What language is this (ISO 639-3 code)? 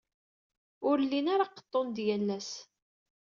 kab